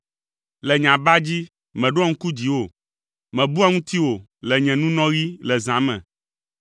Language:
Ewe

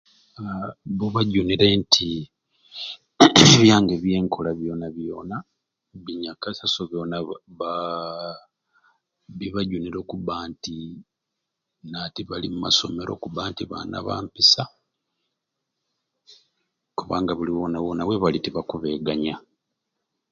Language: Ruuli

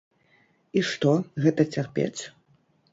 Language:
Belarusian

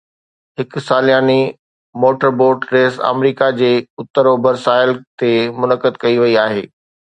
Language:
Sindhi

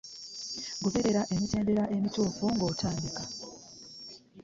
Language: Ganda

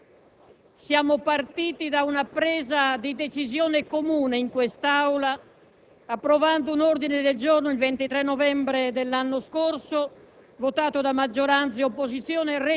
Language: Italian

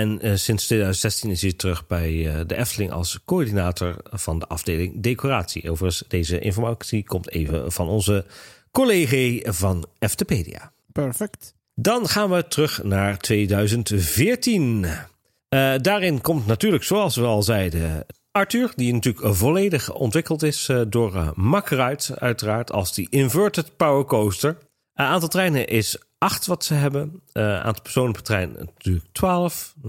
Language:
Dutch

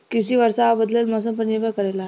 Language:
Bhojpuri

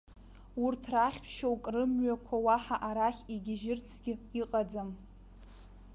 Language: Abkhazian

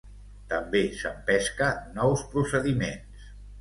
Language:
Catalan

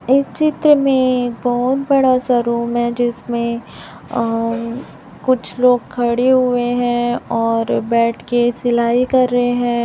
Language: Hindi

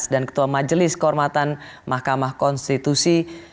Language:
Indonesian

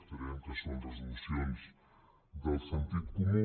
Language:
Catalan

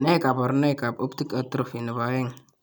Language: Kalenjin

